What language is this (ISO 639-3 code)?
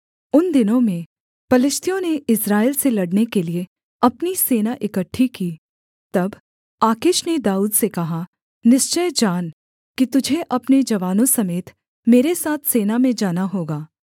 hin